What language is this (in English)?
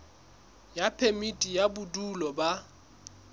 Southern Sotho